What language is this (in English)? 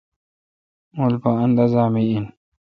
Kalkoti